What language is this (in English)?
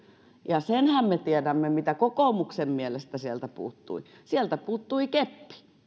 Finnish